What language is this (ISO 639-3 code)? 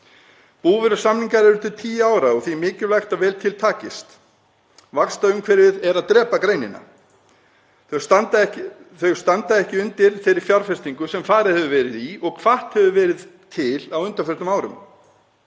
isl